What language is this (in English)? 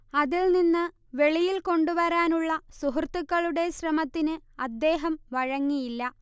Malayalam